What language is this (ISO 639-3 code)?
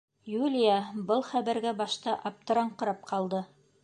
bak